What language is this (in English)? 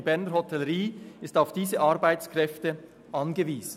Swiss German